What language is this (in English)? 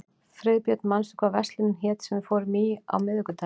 Icelandic